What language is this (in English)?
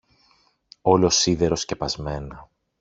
Greek